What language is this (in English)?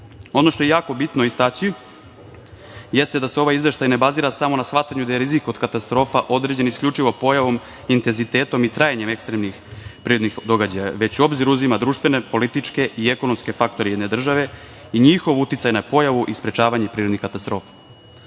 Serbian